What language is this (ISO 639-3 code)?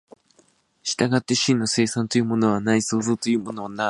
jpn